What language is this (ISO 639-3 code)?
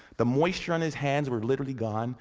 eng